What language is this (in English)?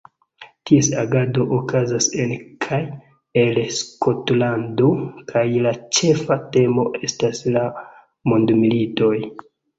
Esperanto